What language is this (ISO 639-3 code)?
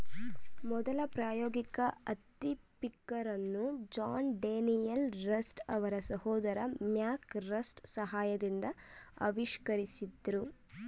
kan